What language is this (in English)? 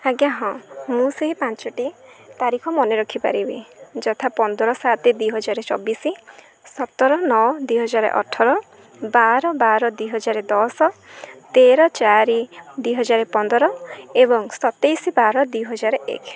Odia